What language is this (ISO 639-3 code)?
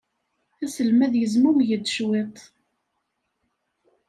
kab